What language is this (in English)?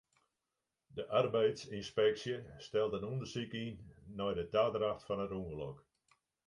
Western Frisian